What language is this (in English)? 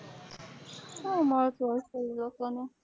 Gujarati